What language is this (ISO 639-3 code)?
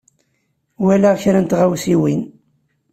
kab